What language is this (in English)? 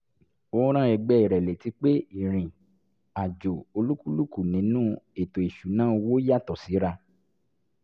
Yoruba